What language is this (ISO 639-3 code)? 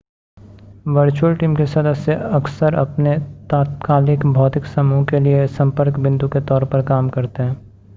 hin